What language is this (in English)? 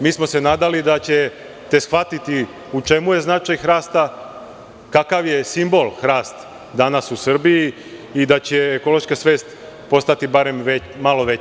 Serbian